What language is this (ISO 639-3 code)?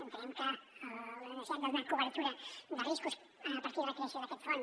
cat